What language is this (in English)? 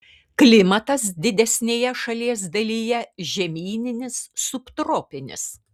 Lithuanian